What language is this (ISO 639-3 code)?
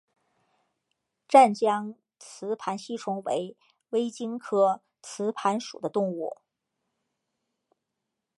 zho